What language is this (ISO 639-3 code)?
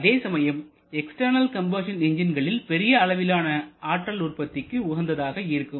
tam